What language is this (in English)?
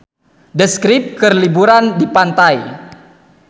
Sundanese